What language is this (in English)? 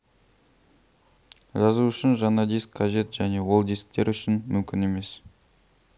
Kazakh